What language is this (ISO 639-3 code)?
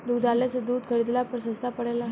bho